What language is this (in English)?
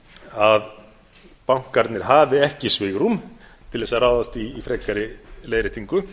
Icelandic